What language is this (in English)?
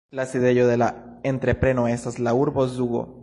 Esperanto